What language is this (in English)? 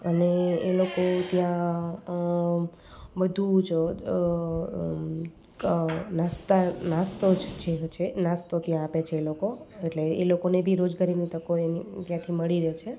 Gujarati